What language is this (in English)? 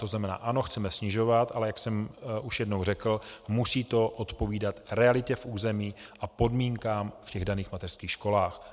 Czech